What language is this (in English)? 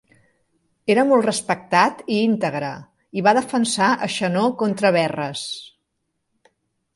Catalan